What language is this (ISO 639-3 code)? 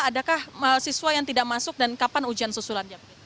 ind